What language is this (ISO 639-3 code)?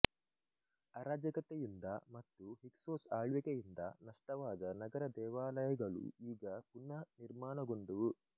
kan